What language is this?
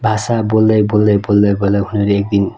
Nepali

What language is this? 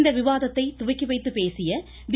Tamil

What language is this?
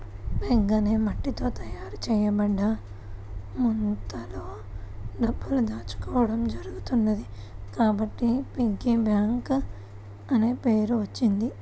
Telugu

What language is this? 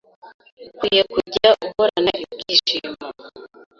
Kinyarwanda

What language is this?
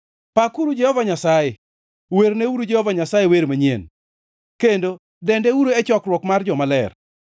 Luo (Kenya and Tanzania)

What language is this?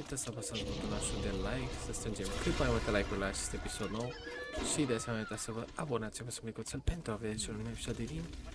Romanian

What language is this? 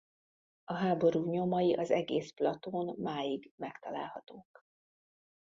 Hungarian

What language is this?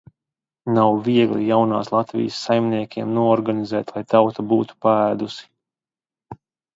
Latvian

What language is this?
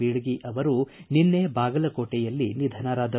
Kannada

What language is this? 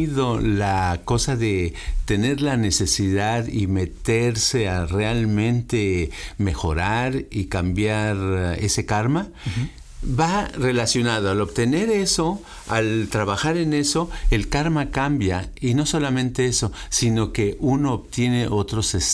Spanish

